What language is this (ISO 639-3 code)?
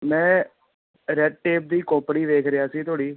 pan